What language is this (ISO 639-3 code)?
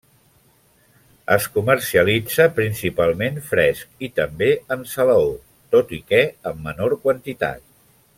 cat